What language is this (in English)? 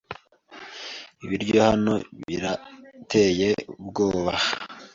Kinyarwanda